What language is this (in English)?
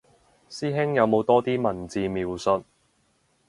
Cantonese